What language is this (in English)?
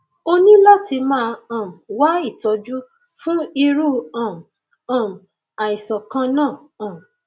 Yoruba